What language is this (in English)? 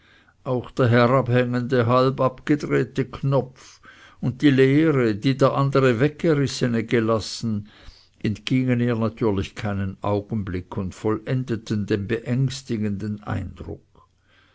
German